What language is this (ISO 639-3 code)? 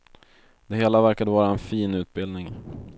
swe